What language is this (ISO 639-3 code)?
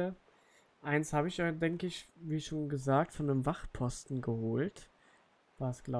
deu